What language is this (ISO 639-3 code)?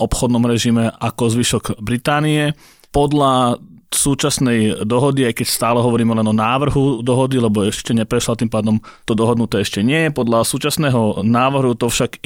slk